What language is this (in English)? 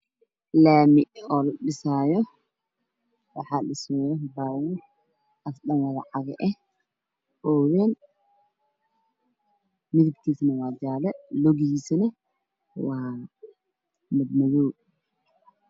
Somali